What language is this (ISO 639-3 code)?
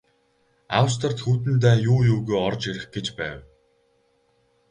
mon